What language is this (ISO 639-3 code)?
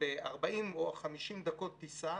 heb